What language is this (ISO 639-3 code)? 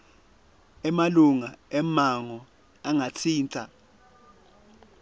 ssw